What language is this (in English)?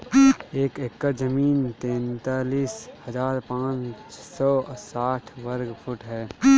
Bhojpuri